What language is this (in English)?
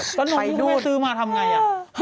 Thai